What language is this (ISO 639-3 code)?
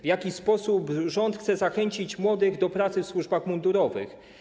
pol